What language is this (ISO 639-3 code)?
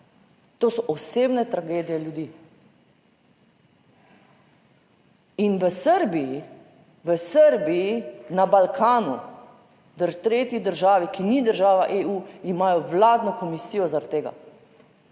slv